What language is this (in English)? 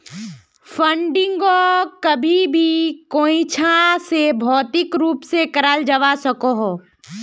Magahi